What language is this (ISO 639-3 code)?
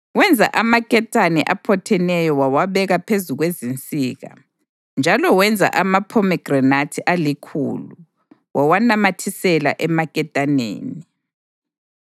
nde